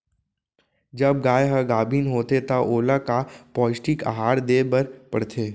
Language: Chhattisgarhi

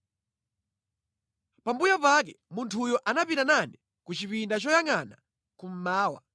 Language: Nyanja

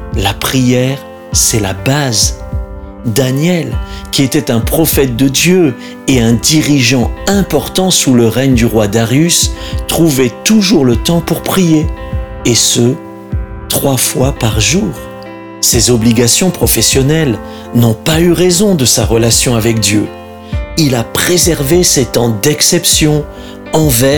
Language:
French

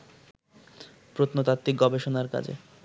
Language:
Bangla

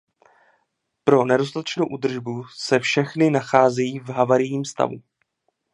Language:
Czech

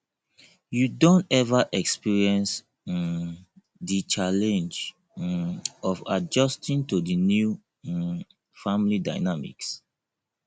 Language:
Nigerian Pidgin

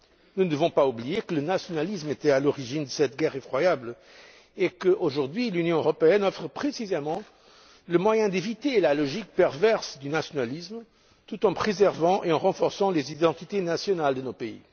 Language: French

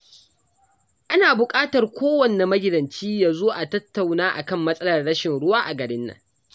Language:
Hausa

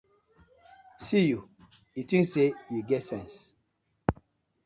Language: Nigerian Pidgin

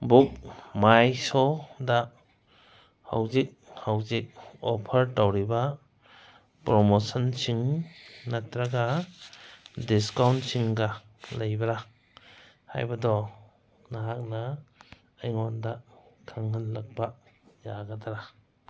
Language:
Manipuri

